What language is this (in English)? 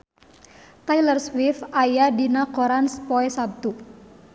Sundanese